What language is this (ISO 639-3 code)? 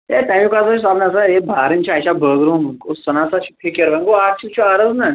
kas